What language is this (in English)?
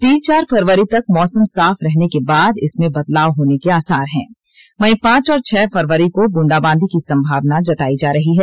Hindi